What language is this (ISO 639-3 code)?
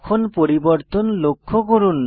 ben